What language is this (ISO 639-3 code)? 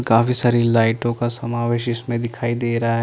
hin